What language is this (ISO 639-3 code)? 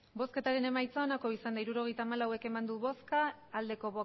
eus